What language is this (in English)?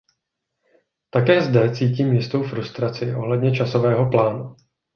Czech